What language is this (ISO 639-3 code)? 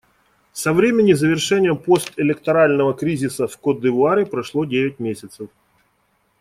rus